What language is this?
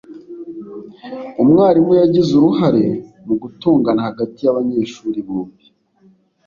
Kinyarwanda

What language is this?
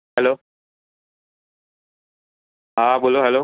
Gujarati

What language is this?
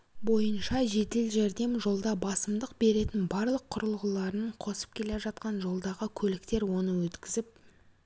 Kazakh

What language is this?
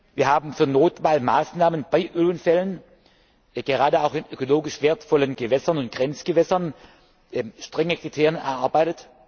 German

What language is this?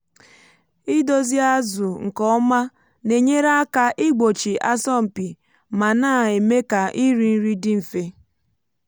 Igbo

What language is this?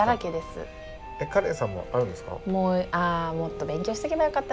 Japanese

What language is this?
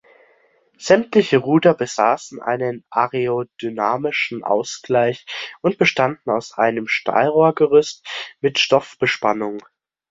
German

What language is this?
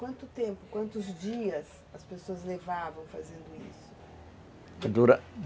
Portuguese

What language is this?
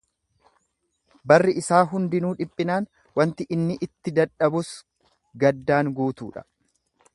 Oromo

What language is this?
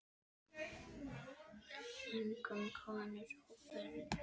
Icelandic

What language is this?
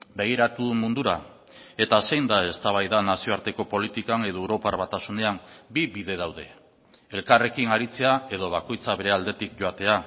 Basque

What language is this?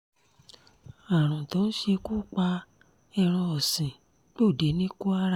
Yoruba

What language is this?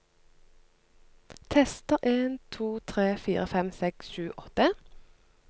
Norwegian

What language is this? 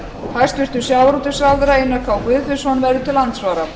Icelandic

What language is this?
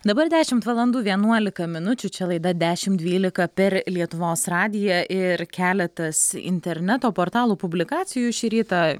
Lithuanian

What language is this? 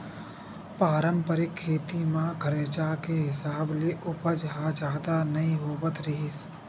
Chhattisgarhi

